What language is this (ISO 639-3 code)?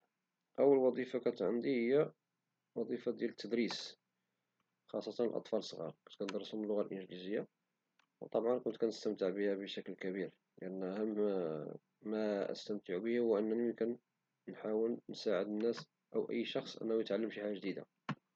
ary